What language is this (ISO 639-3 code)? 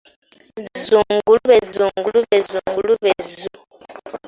lug